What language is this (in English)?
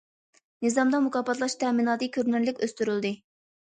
Uyghur